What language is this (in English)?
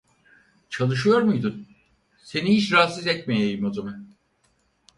Turkish